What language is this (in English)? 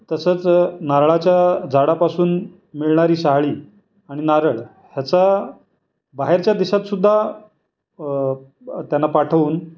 Marathi